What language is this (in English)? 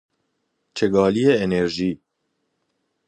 Persian